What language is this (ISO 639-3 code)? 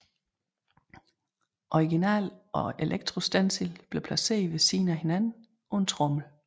dan